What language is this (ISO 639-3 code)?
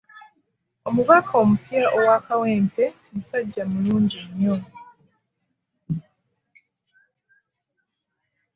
lug